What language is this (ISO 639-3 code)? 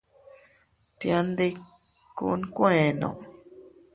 cut